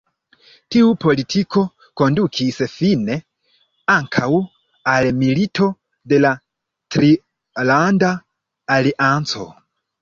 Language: Esperanto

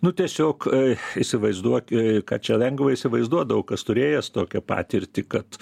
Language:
Lithuanian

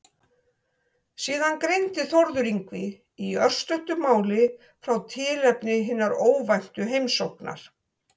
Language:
Icelandic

